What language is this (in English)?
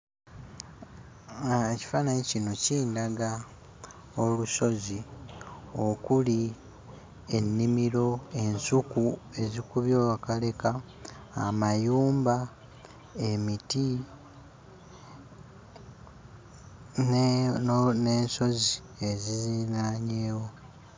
Ganda